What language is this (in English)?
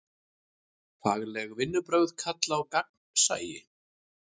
Icelandic